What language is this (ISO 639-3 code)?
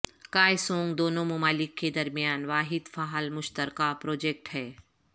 urd